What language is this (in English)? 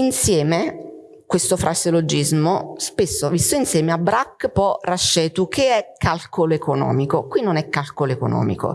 Italian